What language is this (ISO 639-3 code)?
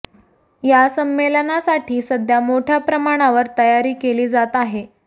mar